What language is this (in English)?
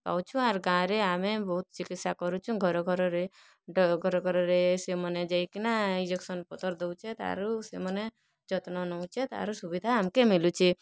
Odia